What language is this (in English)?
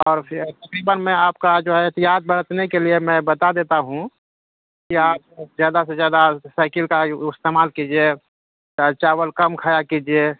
Urdu